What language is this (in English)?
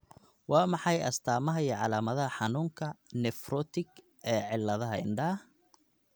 Somali